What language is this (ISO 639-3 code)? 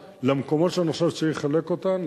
heb